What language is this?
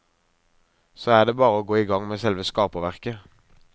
Norwegian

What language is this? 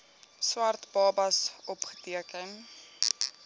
Afrikaans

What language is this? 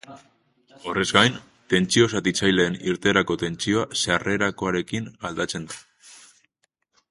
Basque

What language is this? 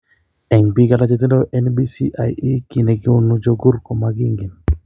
Kalenjin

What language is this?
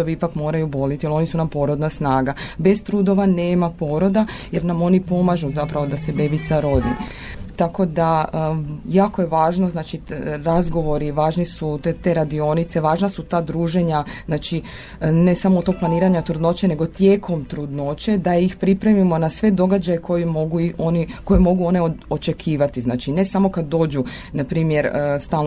Croatian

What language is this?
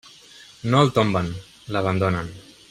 Catalan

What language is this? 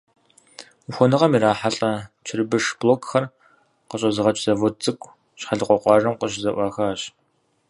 Kabardian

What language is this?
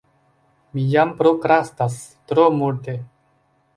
Esperanto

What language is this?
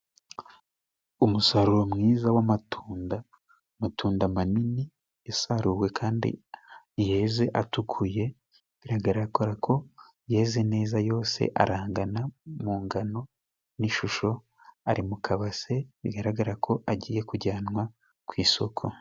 Kinyarwanda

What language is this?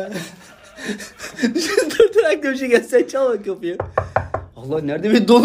Turkish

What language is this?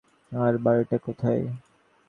Bangla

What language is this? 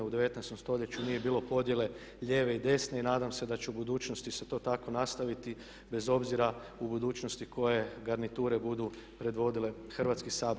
Croatian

